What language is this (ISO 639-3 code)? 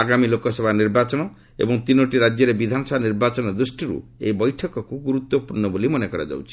ori